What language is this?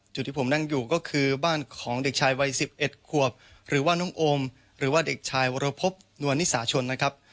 Thai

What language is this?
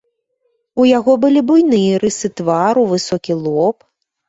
Belarusian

